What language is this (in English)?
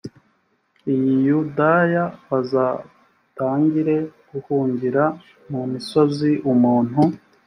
Kinyarwanda